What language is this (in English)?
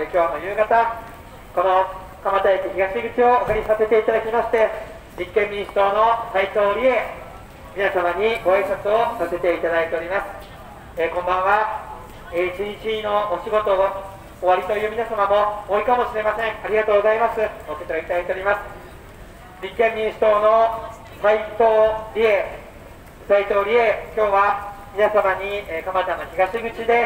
Japanese